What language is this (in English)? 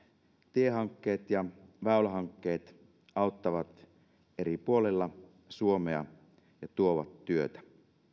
Finnish